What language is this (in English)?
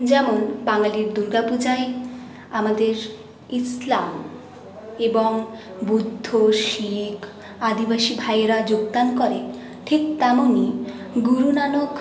Bangla